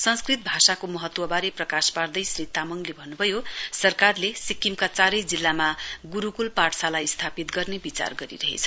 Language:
Nepali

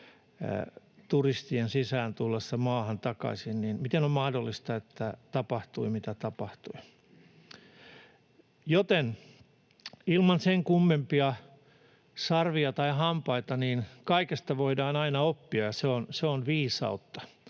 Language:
Finnish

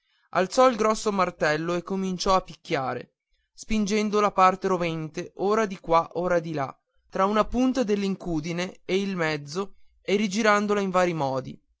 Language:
Italian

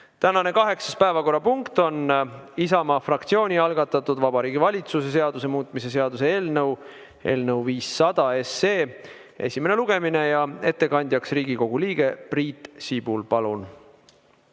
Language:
Estonian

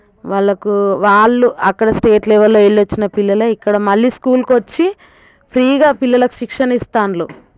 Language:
Telugu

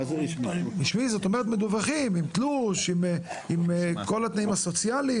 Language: Hebrew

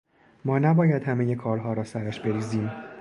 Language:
Persian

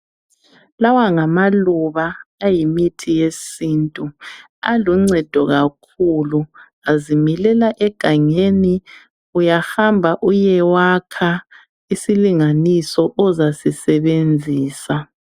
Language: North Ndebele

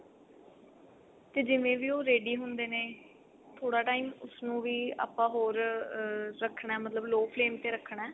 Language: Punjabi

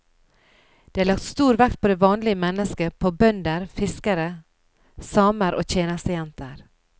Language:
Norwegian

